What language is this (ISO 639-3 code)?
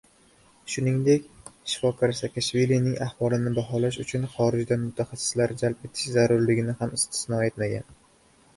uzb